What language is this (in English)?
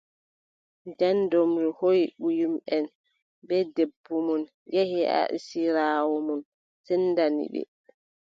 Adamawa Fulfulde